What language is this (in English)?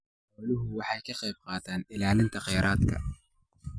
Somali